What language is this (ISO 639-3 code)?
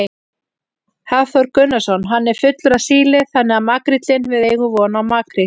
isl